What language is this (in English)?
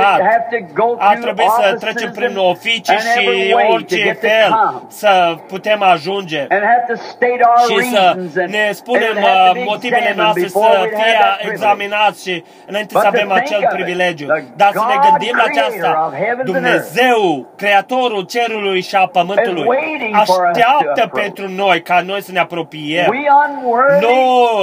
Romanian